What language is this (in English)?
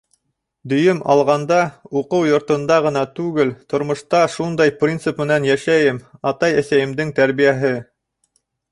Bashkir